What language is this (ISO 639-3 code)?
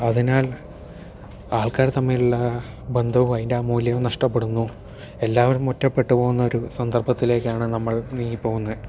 mal